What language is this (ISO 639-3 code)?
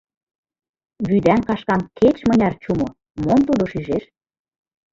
chm